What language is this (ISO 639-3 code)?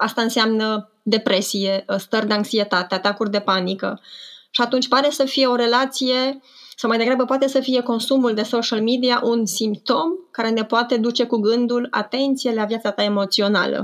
ron